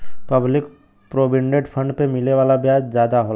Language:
Bhojpuri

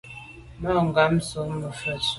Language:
Medumba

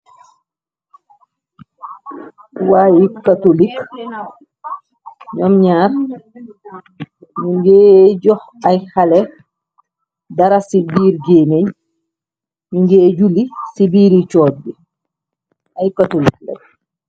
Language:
Wolof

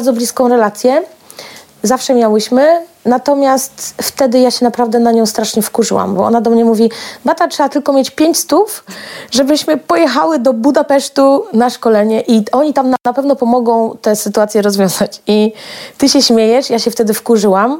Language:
Polish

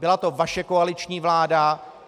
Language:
Czech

